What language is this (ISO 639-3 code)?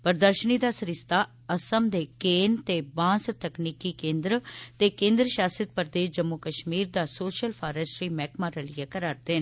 doi